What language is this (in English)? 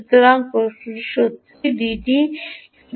Bangla